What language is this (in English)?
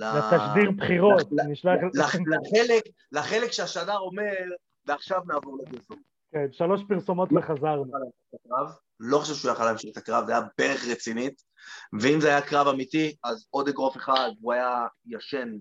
Hebrew